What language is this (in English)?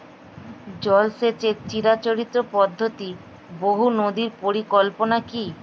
Bangla